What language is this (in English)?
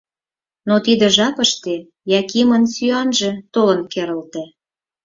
Mari